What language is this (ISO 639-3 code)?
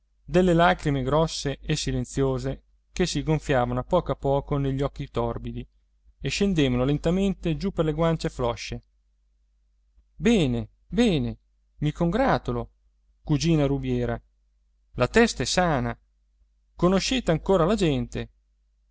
ita